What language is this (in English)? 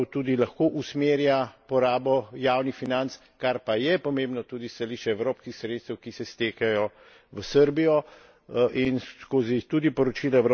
Slovenian